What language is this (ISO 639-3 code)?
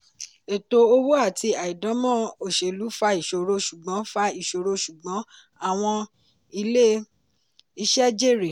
yor